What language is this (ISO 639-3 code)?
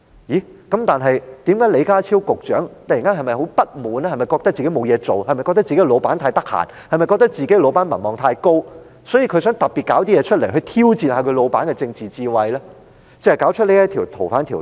yue